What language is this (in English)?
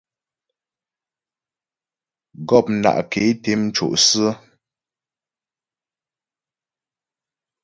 Ghomala